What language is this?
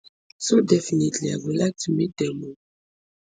Nigerian Pidgin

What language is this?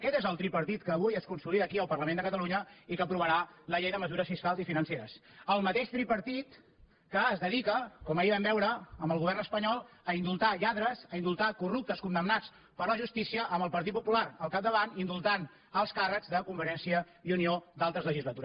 Catalan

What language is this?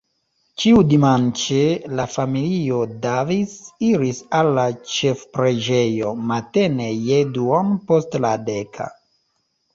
Esperanto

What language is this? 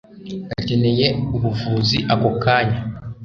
Kinyarwanda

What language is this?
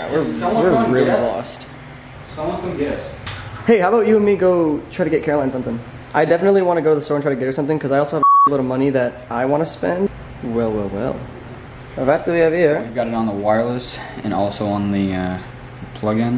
English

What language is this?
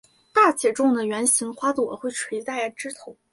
Chinese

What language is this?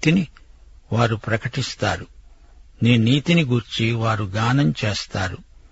Telugu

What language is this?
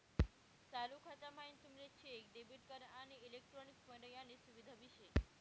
Marathi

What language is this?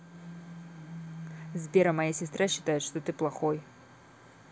Russian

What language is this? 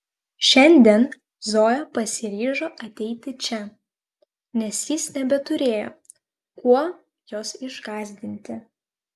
Lithuanian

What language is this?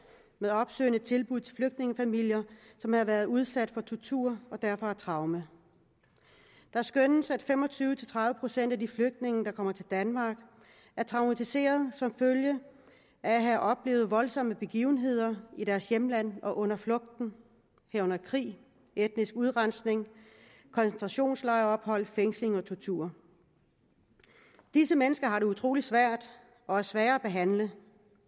Danish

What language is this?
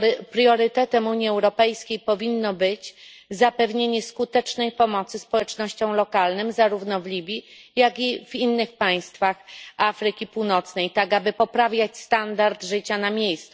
Polish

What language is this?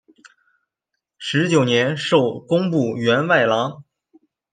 Chinese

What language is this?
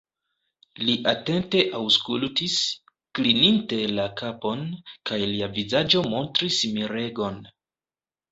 Esperanto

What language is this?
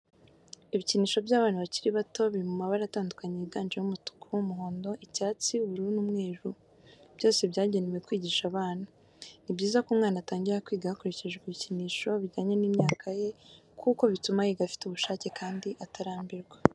Kinyarwanda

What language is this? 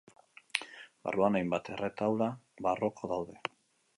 Basque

